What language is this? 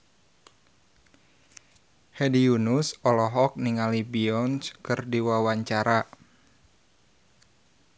Sundanese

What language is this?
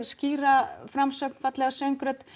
Icelandic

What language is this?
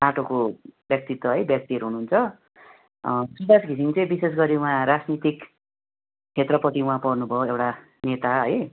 Nepali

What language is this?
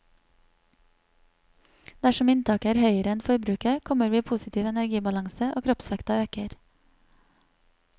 Norwegian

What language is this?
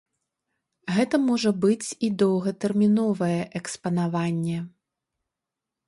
Belarusian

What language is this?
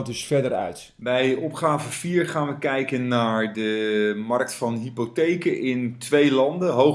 Dutch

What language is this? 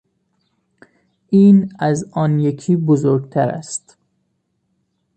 Persian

